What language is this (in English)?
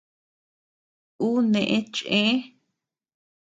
Tepeuxila Cuicatec